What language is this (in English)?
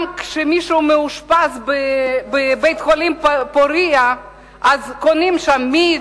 Hebrew